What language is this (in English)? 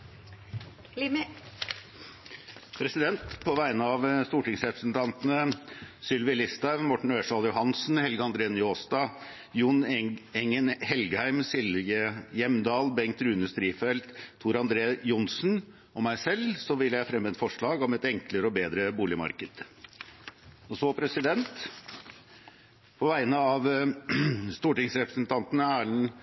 Norwegian Bokmål